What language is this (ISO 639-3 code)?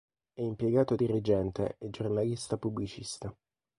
ita